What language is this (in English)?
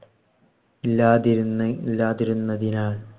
Malayalam